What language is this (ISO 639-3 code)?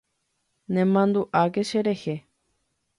grn